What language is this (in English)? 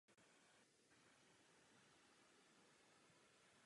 Czech